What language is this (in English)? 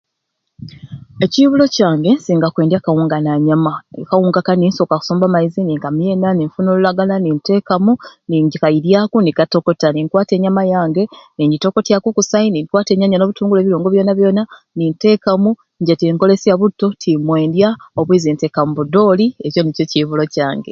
Ruuli